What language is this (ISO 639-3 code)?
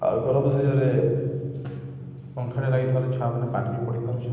ori